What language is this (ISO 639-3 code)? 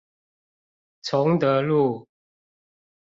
zho